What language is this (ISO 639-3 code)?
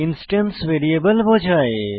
ben